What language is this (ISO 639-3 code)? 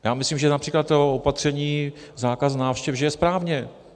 ces